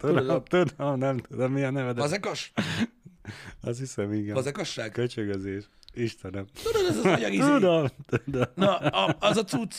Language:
Hungarian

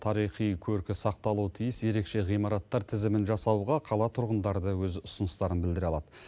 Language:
Kazakh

